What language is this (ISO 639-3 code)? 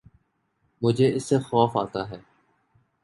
urd